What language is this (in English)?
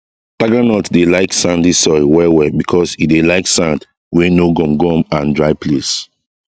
Nigerian Pidgin